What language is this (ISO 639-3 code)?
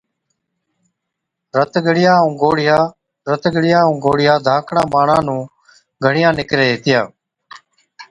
odk